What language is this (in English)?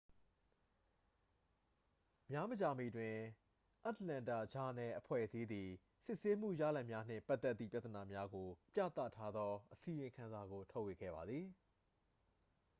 Burmese